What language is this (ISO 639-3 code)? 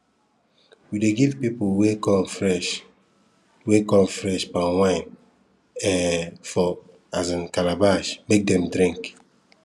pcm